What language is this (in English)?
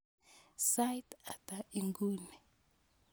Kalenjin